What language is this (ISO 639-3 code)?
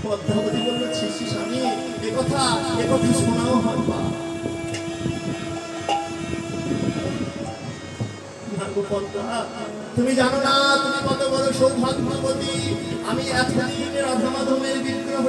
ara